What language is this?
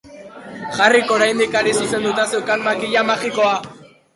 Basque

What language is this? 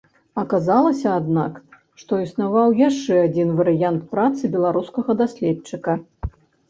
Belarusian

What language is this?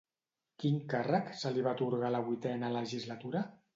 Catalan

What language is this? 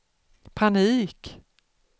Swedish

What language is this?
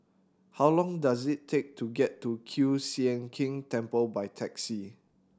English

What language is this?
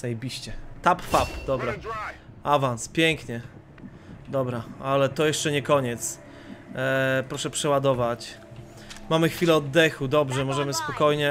Polish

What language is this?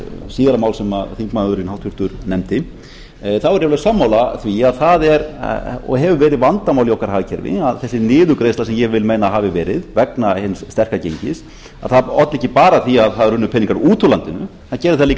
Icelandic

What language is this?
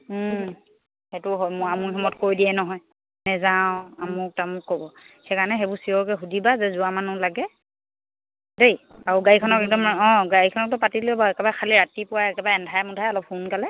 Assamese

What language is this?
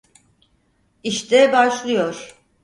Turkish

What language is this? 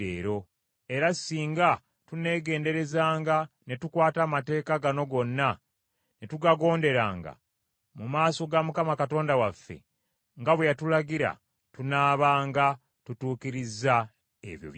Ganda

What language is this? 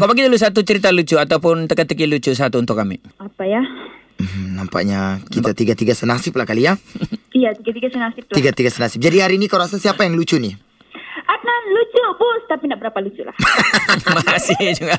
Malay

